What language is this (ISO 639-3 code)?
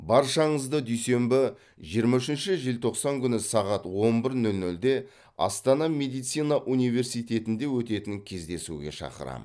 kaz